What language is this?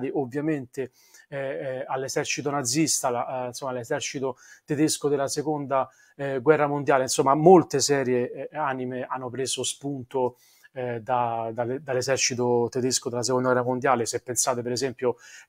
Italian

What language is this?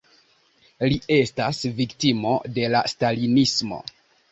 Esperanto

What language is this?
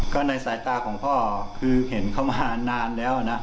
Thai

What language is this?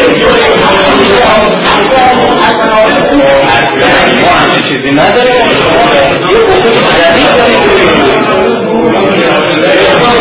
Persian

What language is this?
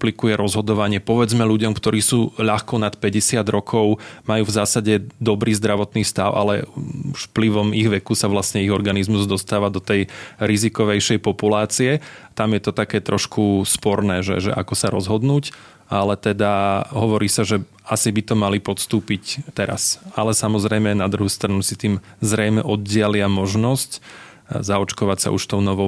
Slovak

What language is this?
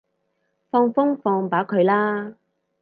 Cantonese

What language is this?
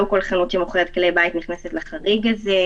Hebrew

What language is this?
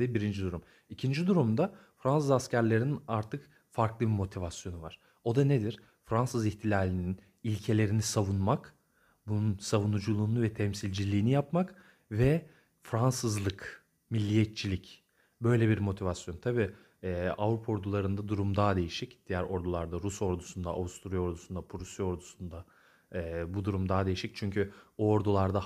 Turkish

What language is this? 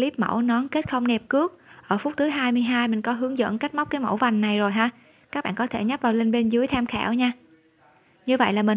Vietnamese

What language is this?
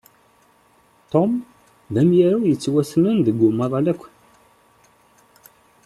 Kabyle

